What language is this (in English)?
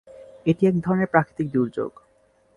Bangla